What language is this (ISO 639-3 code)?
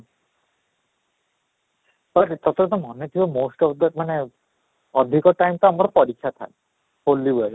ori